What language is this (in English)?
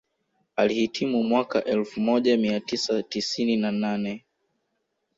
Swahili